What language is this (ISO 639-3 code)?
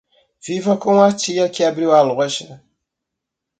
por